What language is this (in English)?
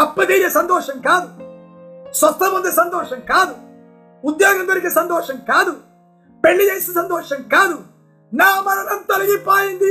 Telugu